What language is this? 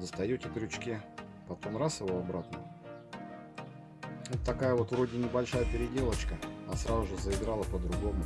Russian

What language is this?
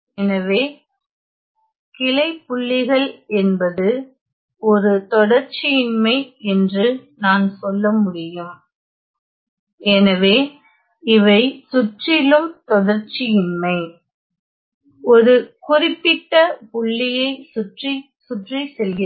Tamil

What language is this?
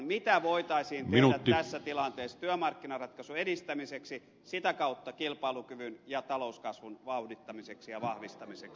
Finnish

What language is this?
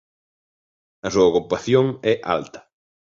Galician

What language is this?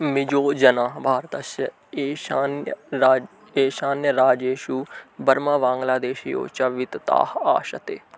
Sanskrit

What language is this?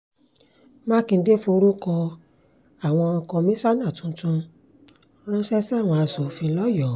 Yoruba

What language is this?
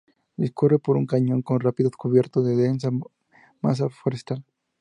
Spanish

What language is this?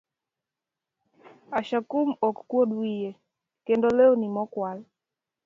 Luo (Kenya and Tanzania)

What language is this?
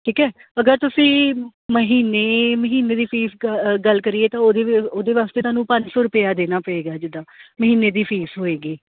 Punjabi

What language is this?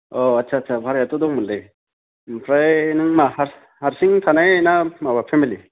Bodo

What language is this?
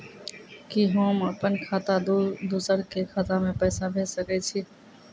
Maithili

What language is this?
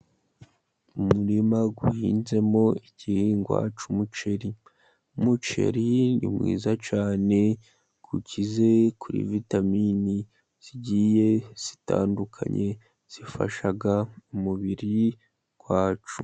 Kinyarwanda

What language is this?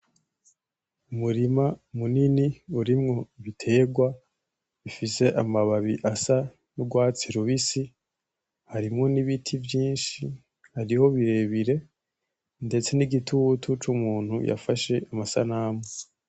Rundi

